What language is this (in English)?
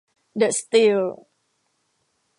Thai